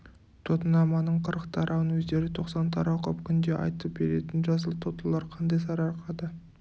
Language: Kazakh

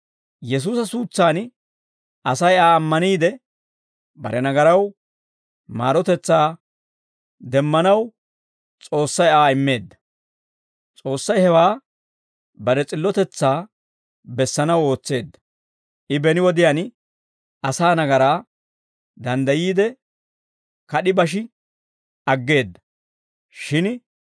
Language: Dawro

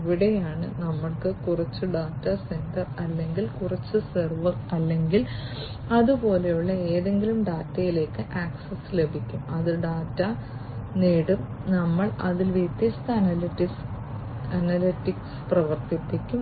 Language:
Malayalam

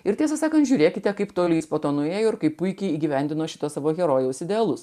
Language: Lithuanian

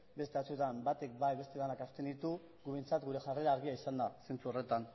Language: Basque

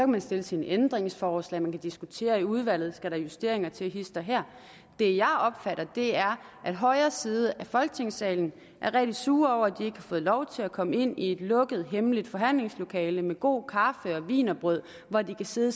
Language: Danish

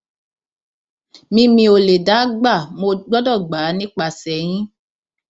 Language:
Yoruba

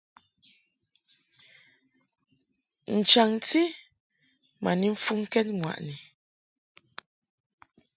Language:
Mungaka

